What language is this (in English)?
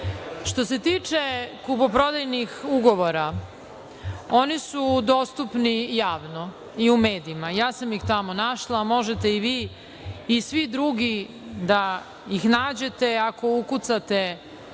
Serbian